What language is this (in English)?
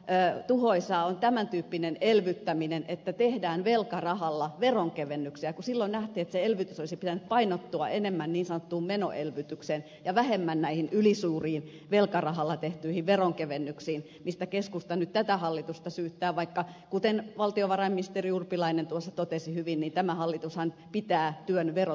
Finnish